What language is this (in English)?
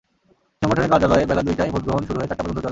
Bangla